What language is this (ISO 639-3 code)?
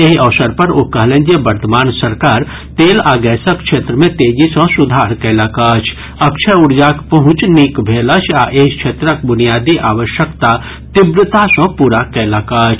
mai